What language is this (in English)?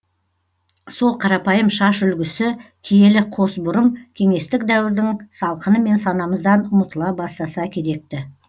Kazakh